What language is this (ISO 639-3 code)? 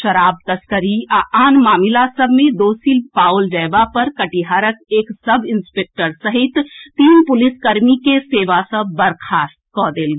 mai